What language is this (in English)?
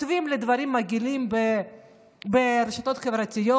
Hebrew